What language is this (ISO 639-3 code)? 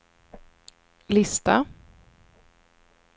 swe